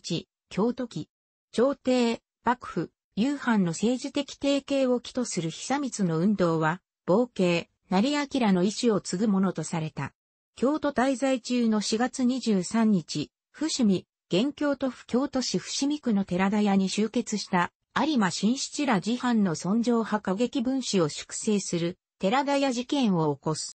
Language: Japanese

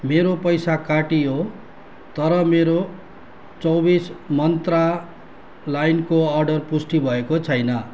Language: Nepali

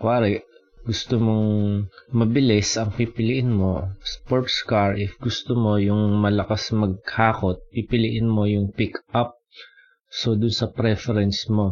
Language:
Filipino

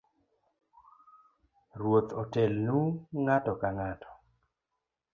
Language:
Luo (Kenya and Tanzania)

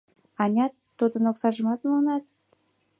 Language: Mari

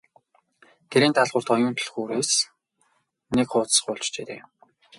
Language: Mongolian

